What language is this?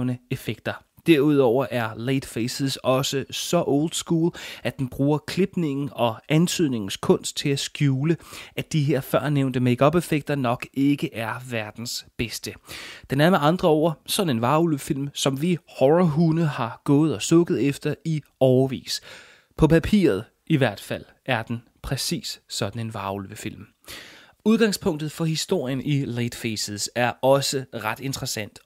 Danish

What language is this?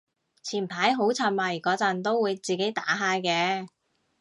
Cantonese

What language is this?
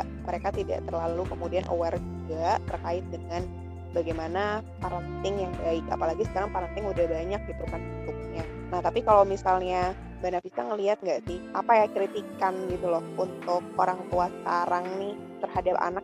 Indonesian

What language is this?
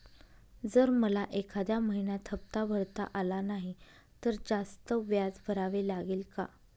Marathi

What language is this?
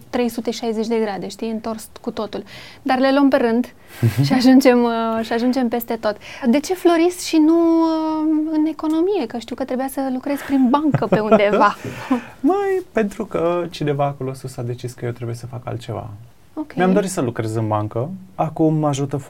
Romanian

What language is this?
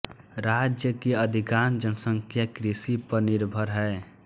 Hindi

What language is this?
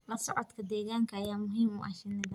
Somali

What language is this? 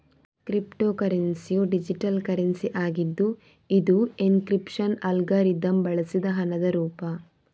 Kannada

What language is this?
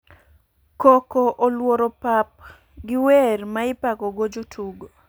Luo (Kenya and Tanzania)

